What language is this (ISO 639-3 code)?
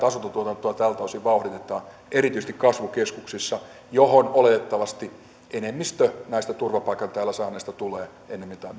fin